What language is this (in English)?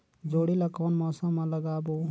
Chhattisgarhi